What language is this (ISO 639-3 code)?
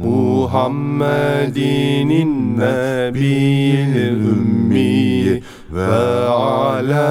tur